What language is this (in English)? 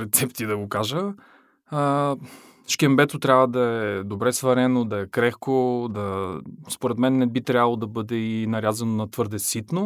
Bulgarian